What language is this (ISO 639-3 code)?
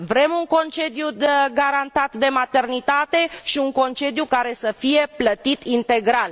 ron